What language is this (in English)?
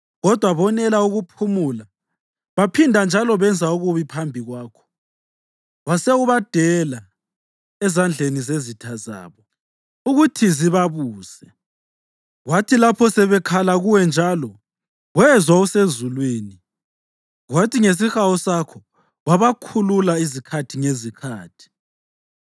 North Ndebele